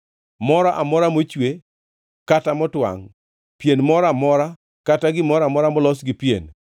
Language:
Luo (Kenya and Tanzania)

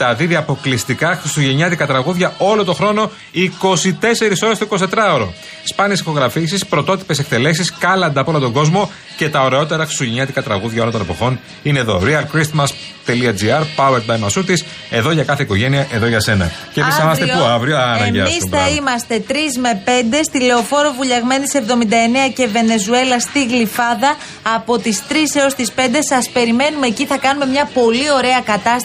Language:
Greek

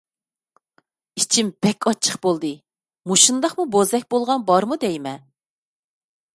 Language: Uyghur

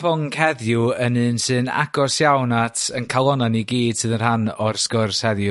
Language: Welsh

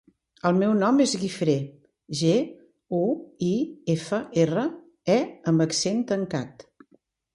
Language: Catalan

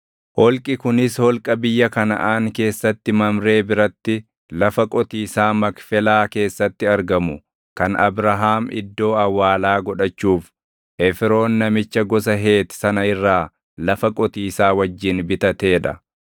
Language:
Oromo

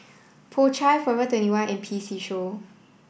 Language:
English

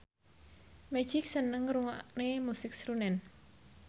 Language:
Javanese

